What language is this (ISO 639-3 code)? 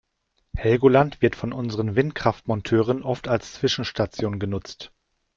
deu